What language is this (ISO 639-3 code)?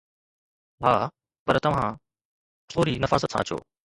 snd